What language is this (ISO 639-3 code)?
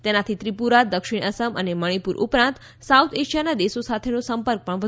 guj